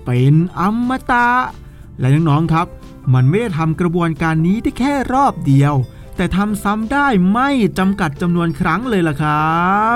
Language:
Thai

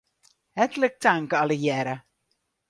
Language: Western Frisian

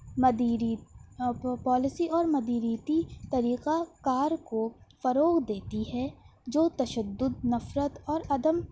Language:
Urdu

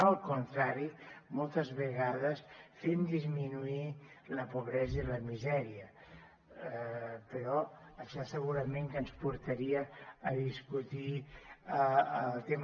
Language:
Catalan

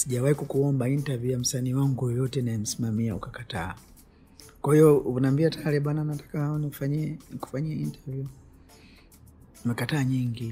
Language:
Swahili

